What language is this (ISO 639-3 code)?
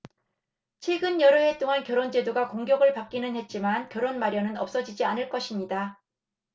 kor